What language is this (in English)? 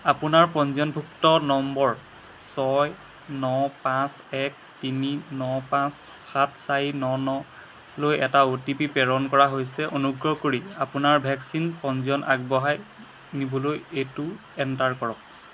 Assamese